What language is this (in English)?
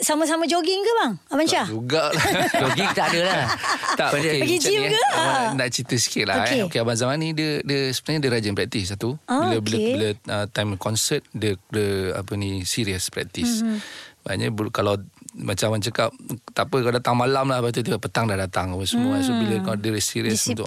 Malay